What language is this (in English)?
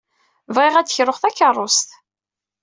Kabyle